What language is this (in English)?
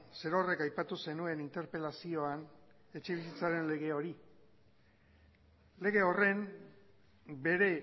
Basque